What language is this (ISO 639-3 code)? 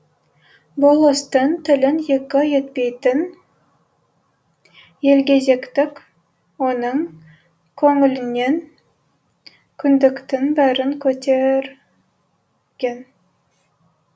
kaz